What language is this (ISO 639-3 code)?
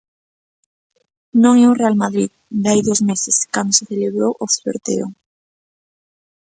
glg